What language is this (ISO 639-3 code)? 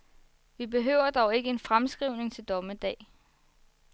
dan